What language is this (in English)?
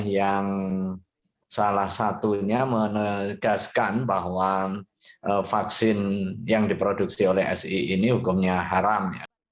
Indonesian